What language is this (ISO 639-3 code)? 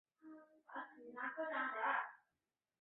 zho